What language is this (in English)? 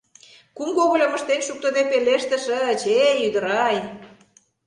Mari